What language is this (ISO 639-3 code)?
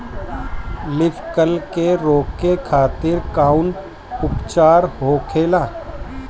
bho